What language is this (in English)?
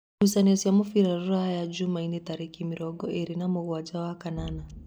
Kikuyu